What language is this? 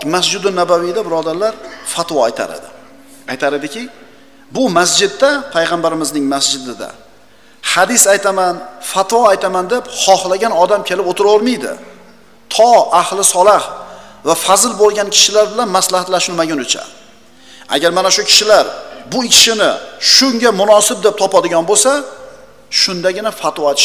Turkish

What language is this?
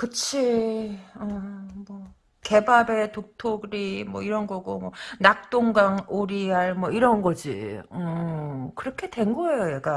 Korean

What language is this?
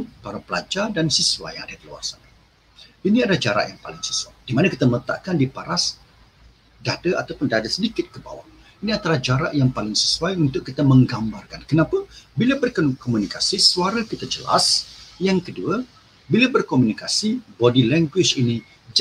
Malay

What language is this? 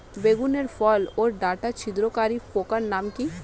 Bangla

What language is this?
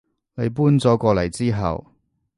Cantonese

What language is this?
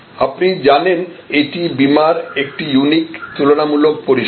Bangla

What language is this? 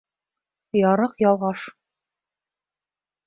Bashkir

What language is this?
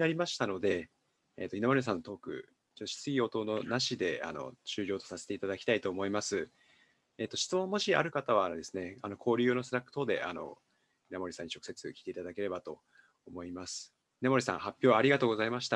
Japanese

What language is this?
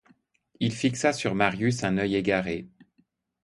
French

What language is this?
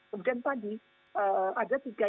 Indonesian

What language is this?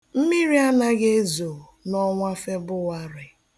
Igbo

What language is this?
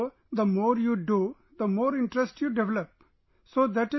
English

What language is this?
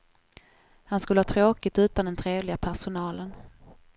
Swedish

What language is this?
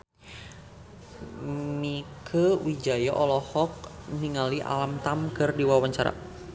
Sundanese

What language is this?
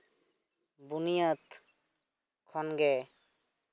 Santali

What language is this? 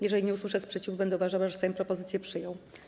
Polish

